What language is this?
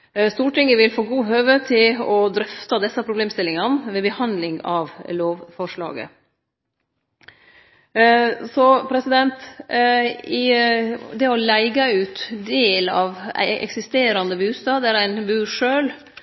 Norwegian Nynorsk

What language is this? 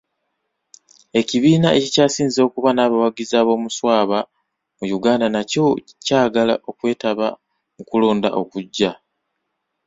Ganda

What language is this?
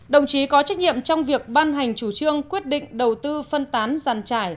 Vietnamese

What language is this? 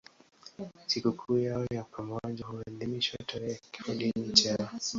Swahili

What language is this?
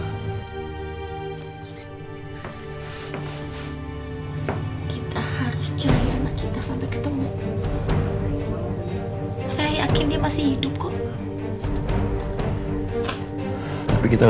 Indonesian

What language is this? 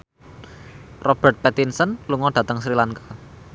Javanese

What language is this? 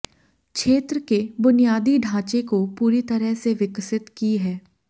Hindi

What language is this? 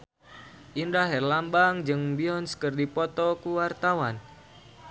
Sundanese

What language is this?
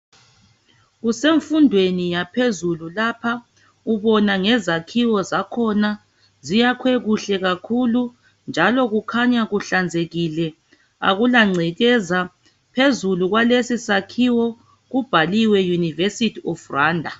North Ndebele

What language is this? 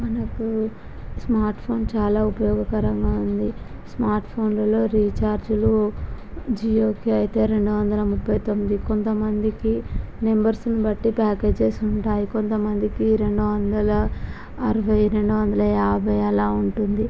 Telugu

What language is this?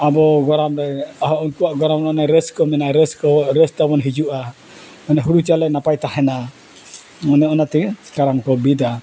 Santali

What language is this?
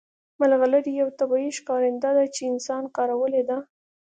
Pashto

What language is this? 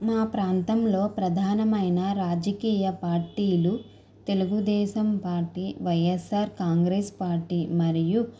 Telugu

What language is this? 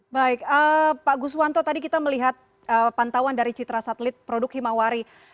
Indonesian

